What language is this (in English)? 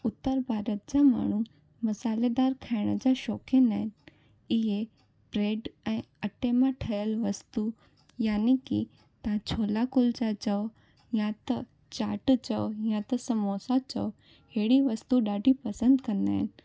Sindhi